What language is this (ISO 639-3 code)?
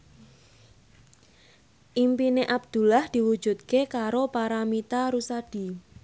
jav